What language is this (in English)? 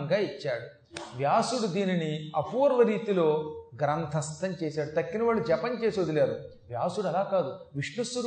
Telugu